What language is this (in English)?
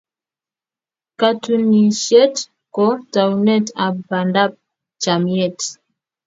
Kalenjin